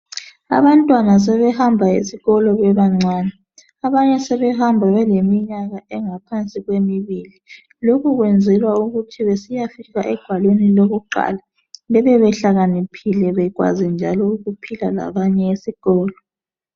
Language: North Ndebele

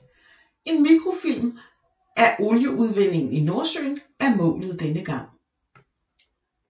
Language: Danish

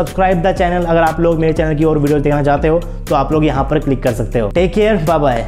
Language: Hindi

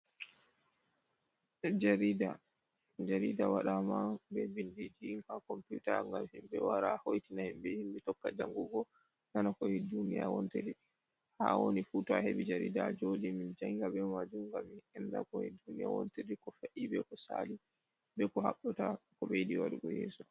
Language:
Fula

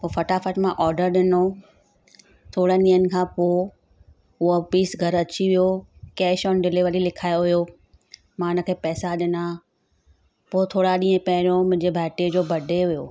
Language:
Sindhi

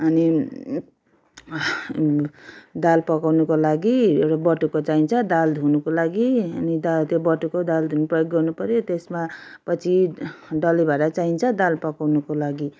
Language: Nepali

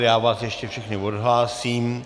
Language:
Czech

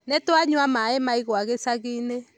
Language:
Kikuyu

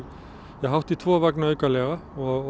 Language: Icelandic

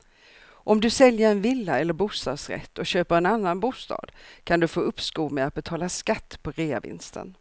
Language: Swedish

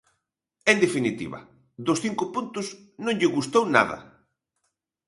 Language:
Galician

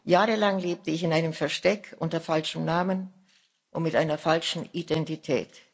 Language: German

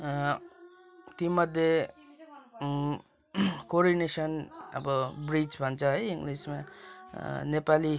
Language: Nepali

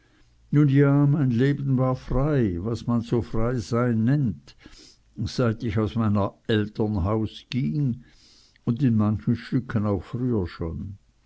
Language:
German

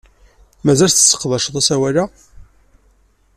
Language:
Kabyle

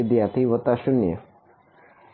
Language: Gujarati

